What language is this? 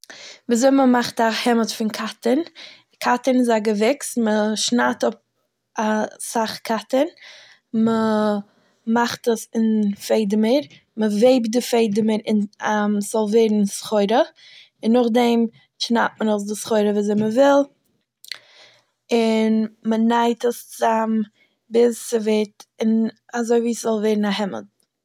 Yiddish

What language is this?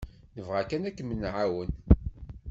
Kabyle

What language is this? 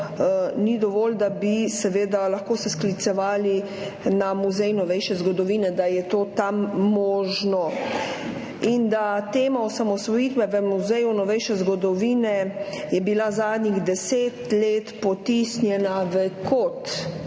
Slovenian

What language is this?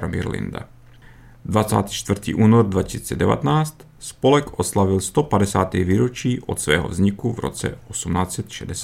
Czech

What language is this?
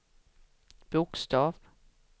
Swedish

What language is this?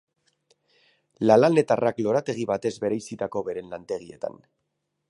Basque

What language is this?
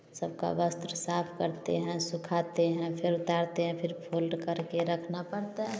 Hindi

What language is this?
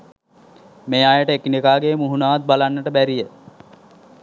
Sinhala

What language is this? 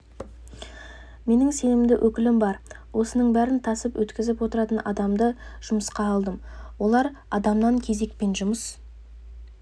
Kazakh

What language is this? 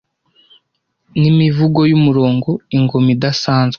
Kinyarwanda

